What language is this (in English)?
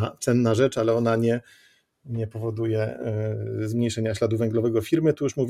Polish